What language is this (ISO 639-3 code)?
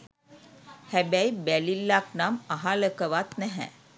sin